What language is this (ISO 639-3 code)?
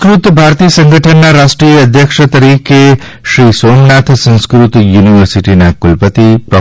guj